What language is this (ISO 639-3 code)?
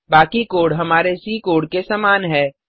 hin